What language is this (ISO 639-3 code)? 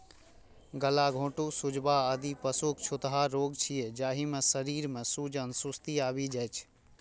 mai